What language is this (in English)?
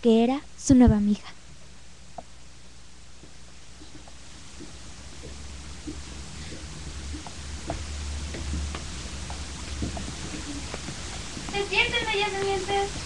Spanish